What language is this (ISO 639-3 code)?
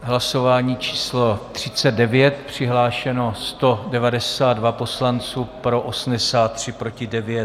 ces